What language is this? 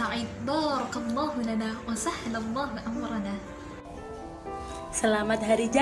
Indonesian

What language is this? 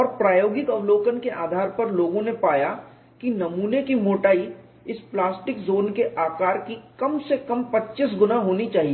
Hindi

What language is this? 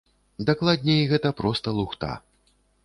Belarusian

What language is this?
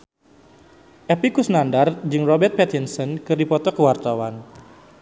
Sundanese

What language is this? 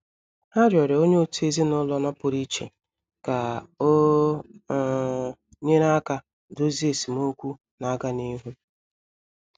Igbo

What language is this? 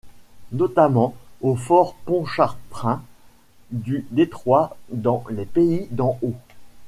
French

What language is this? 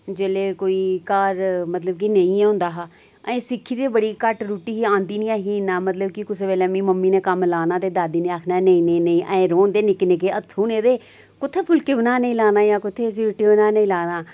Dogri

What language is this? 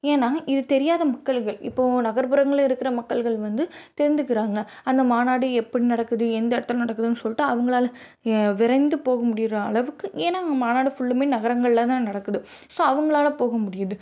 Tamil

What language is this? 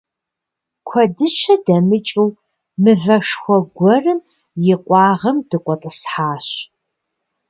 Kabardian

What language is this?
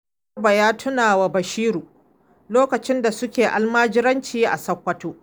Hausa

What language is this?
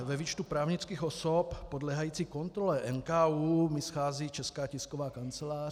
Czech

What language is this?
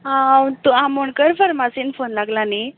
Konkani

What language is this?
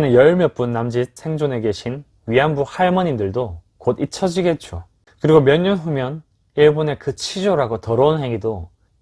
Korean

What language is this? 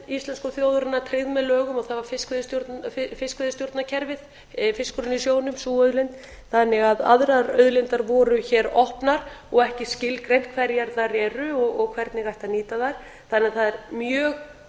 Icelandic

